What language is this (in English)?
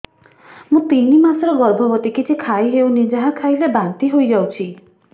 Odia